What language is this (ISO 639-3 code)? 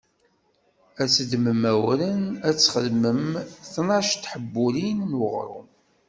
kab